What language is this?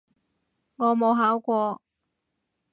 Cantonese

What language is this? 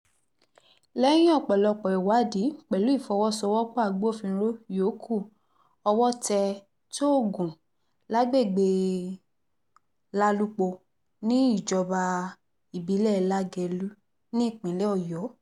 Yoruba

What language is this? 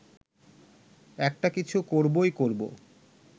Bangla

